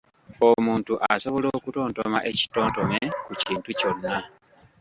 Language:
Ganda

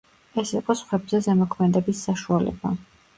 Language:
Georgian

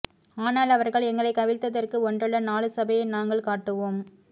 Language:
Tamil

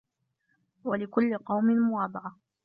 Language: Arabic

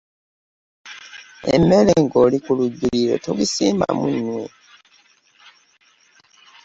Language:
Ganda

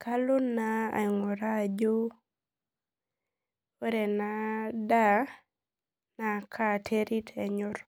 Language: Masai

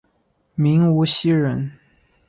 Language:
Chinese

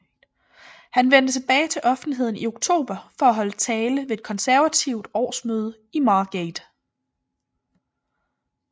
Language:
Danish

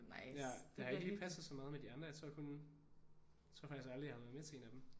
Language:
Danish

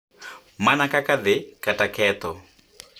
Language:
Luo (Kenya and Tanzania)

